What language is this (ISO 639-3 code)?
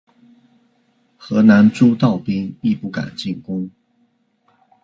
zho